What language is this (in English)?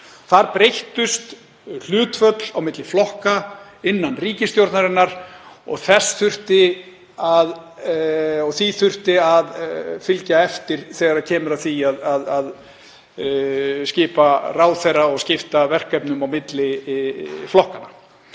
Icelandic